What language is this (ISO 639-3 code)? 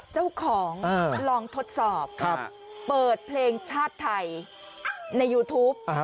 tha